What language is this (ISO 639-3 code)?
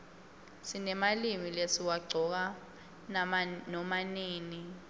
ssw